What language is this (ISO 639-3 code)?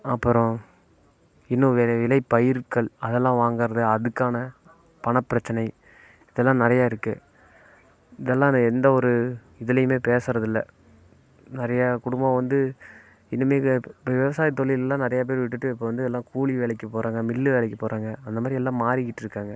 tam